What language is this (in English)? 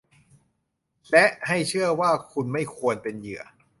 Thai